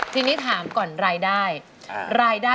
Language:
Thai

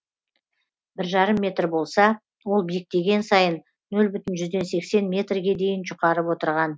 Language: Kazakh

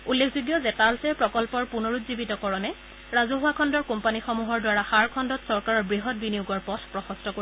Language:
Assamese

